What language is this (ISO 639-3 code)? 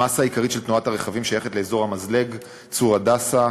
heb